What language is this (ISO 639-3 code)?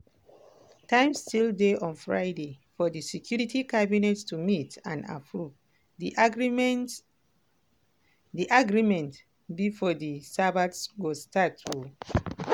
pcm